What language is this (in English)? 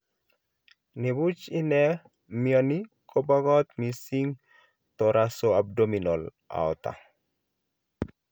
Kalenjin